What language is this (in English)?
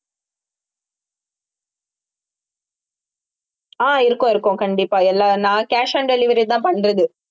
Tamil